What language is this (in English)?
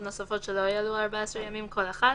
Hebrew